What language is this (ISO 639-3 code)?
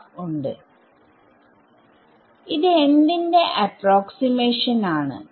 mal